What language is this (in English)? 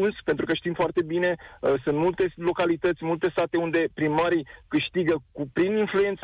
Romanian